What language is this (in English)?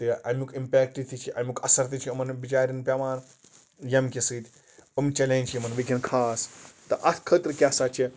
Kashmiri